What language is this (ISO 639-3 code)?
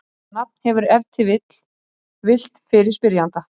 isl